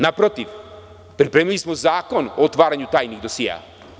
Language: Serbian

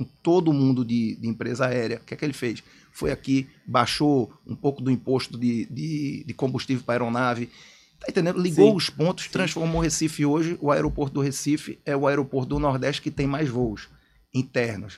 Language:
Portuguese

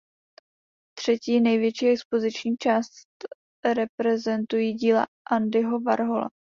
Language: Czech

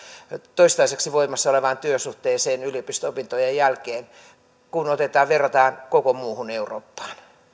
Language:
Finnish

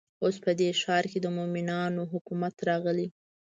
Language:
Pashto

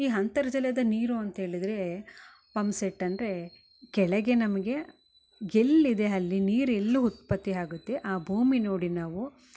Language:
Kannada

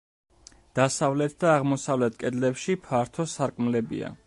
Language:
Georgian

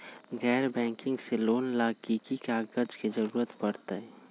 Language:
Magahi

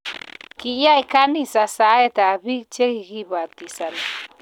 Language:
Kalenjin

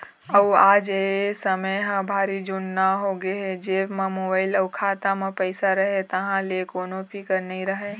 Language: Chhattisgarhi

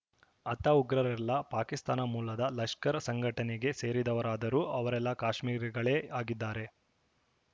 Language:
Kannada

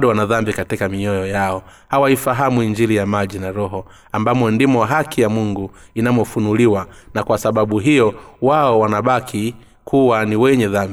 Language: Swahili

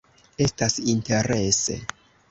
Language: Esperanto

